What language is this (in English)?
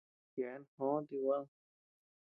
Tepeuxila Cuicatec